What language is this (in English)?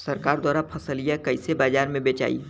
Bhojpuri